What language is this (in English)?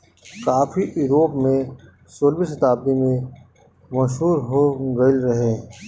Bhojpuri